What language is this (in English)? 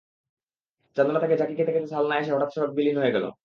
Bangla